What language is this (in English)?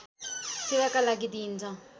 Nepali